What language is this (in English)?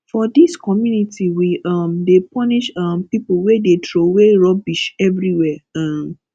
Nigerian Pidgin